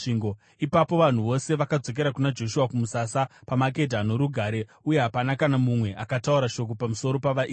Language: Shona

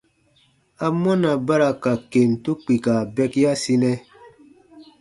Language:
Baatonum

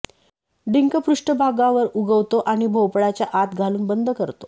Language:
Marathi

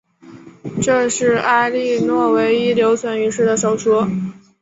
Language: Chinese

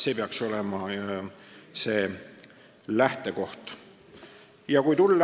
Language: Estonian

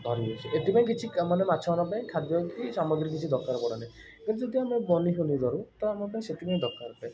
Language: Odia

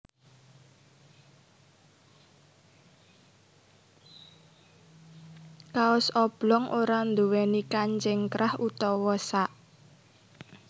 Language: Javanese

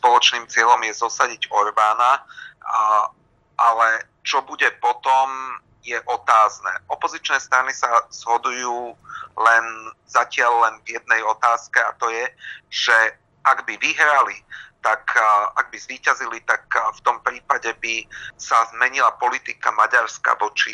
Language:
Slovak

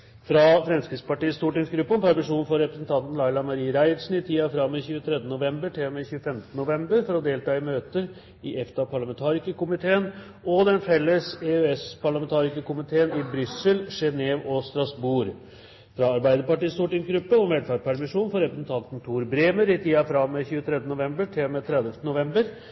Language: Norwegian Bokmål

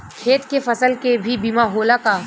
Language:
Bhojpuri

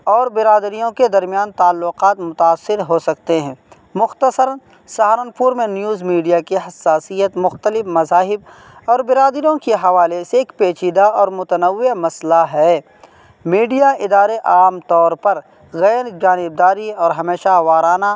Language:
Urdu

